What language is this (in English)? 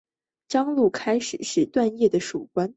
Chinese